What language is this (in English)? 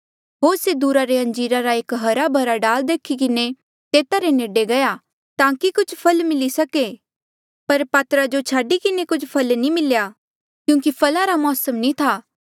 Mandeali